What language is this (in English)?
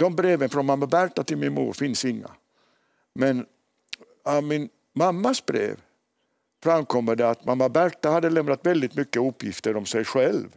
Swedish